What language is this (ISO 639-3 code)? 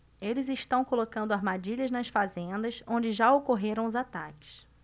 por